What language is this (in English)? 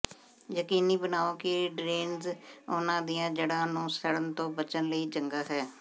Punjabi